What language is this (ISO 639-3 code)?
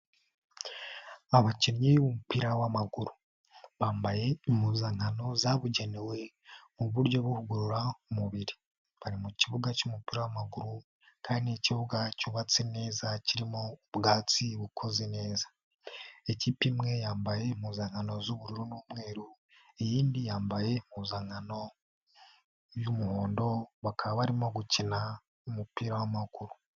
kin